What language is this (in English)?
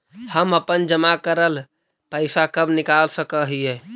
Magahi